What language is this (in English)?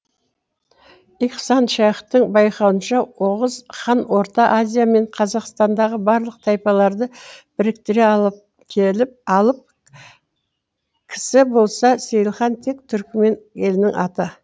Kazakh